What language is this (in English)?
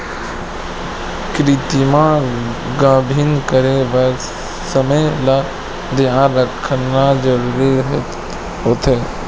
Chhattisgarhi